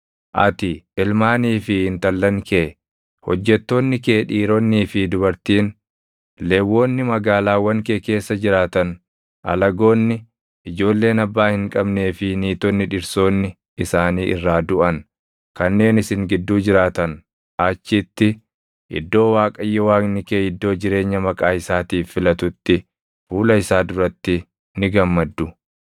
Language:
Oromo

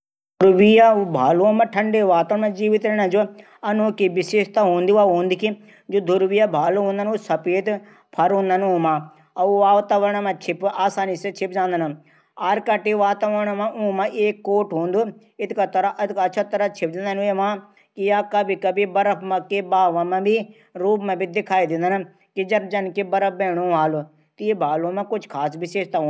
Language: Garhwali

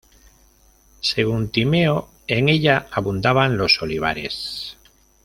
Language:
Spanish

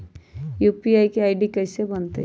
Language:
Magahi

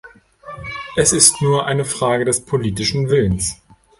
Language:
German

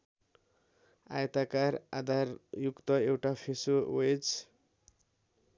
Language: Nepali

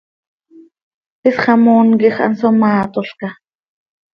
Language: Seri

